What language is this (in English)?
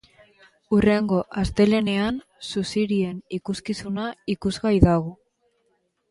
Basque